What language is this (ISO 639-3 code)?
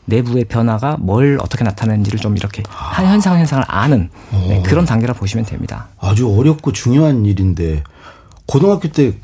kor